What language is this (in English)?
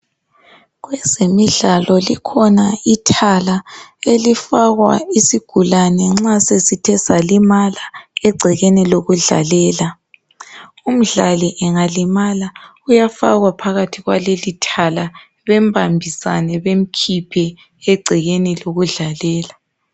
North Ndebele